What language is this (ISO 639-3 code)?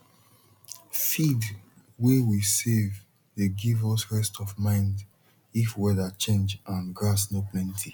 pcm